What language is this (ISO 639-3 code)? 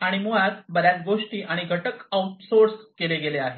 mar